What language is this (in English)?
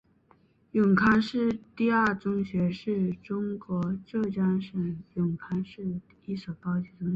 Chinese